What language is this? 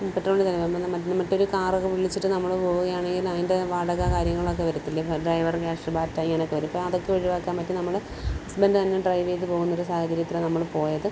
Malayalam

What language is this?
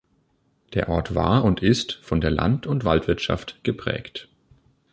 German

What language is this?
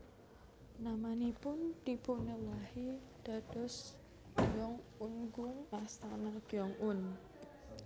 Javanese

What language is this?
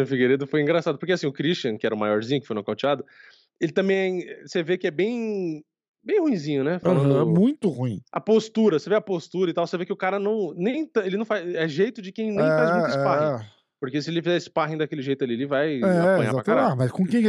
Portuguese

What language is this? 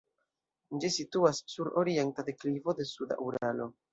Esperanto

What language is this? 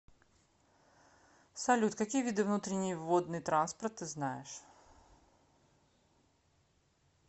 Russian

